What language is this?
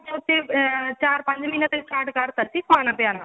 Punjabi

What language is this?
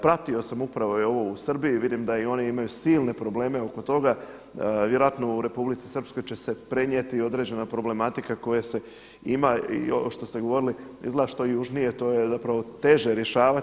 Croatian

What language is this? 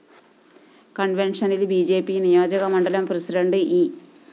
Malayalam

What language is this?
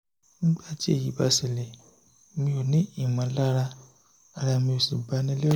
Yoruba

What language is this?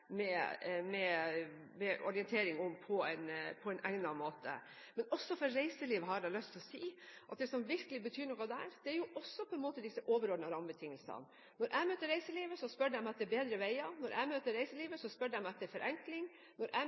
Norwegian Bokmål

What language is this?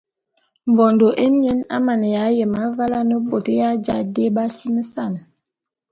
Bulu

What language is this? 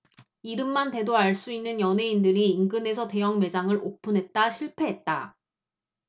Korean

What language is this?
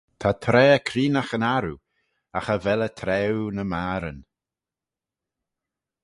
Manx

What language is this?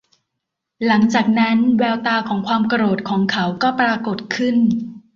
Thai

